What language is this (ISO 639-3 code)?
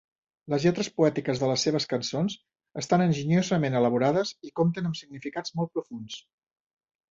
cat